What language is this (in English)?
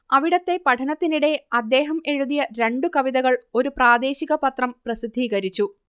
Malayalam